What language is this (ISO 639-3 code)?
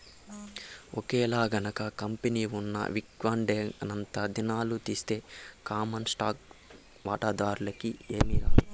tel